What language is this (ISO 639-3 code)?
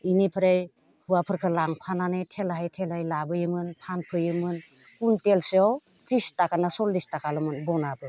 brx